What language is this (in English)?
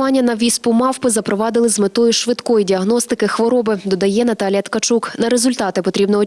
Ukrainian